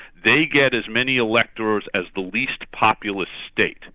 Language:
English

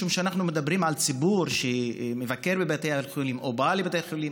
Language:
Hebrew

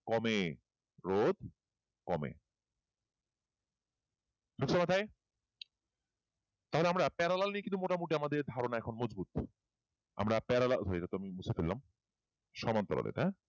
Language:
Bangla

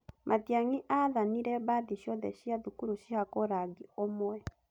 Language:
Kikuyu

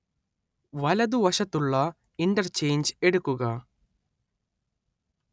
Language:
Malayalam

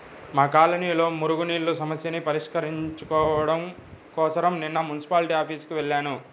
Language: Telugu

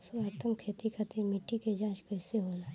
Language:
Bhojpuri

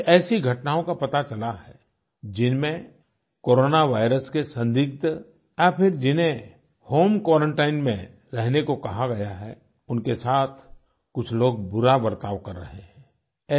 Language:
Hindi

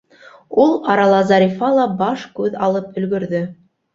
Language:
Bashkir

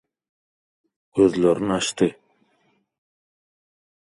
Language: Turkmen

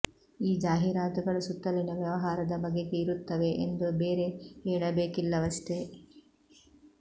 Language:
Kannada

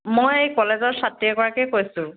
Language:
Assamese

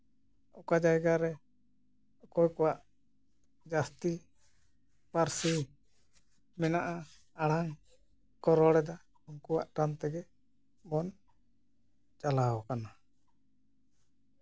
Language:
Santali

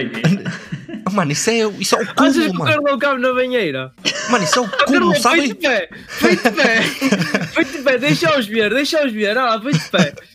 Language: Portuguese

